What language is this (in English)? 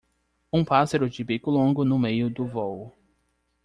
Portuguese